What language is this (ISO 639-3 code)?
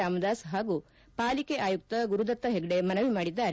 kan